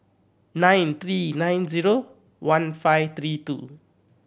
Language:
English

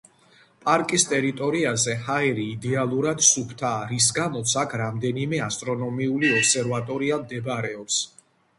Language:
Georgian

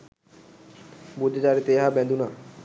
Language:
Sinhala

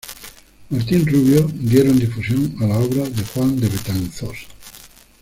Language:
Spanish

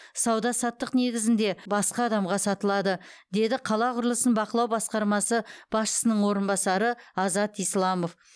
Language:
Kazakh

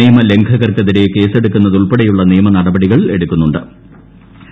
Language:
Malayalam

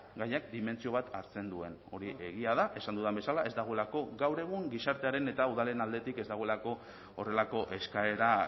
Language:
Basque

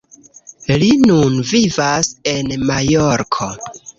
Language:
Esperanto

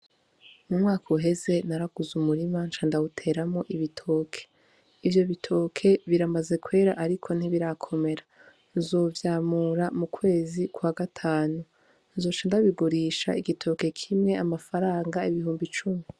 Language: Rundi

